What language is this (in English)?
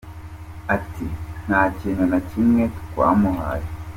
Kinyarwanda